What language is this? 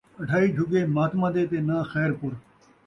Saraiki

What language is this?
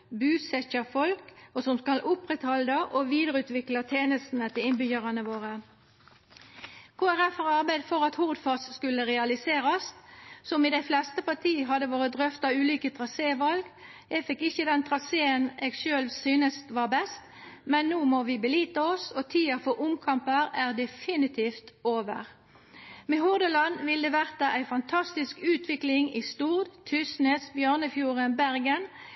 Norwegian Nynorsk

